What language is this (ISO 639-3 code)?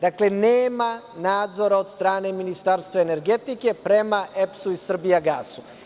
srp